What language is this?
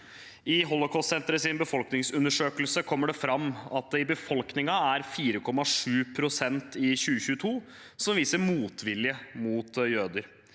Norwegian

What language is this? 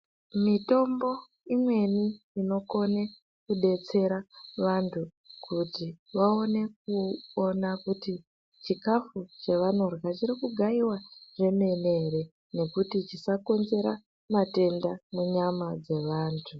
Ndau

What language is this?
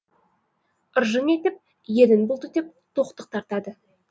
Kazakh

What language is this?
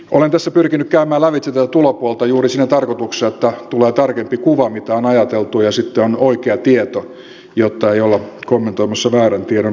Finnish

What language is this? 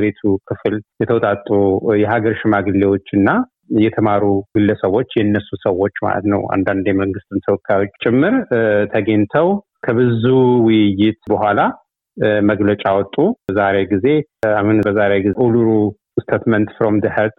Amharic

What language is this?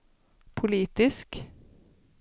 Swedish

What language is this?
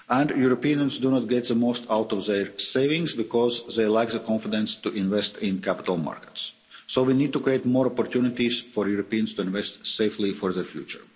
English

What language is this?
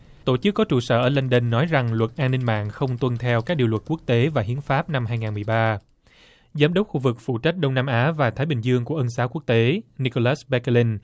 Vietnamese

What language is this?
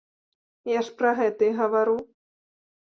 Belarusian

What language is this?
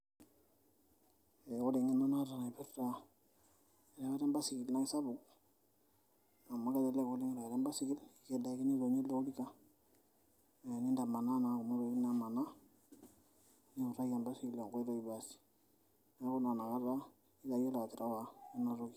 Masai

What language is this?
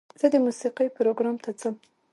Pashto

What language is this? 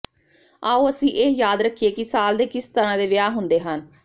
Punjabi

